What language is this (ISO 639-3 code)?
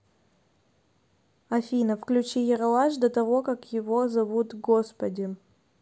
rus